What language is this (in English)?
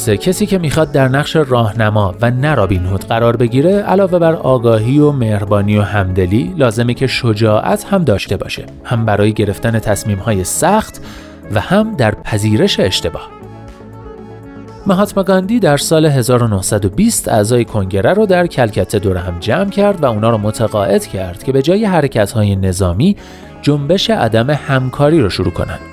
Persian